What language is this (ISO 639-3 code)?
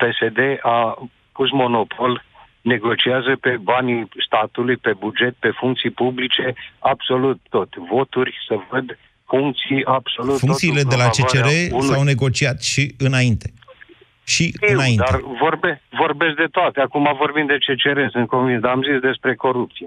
ron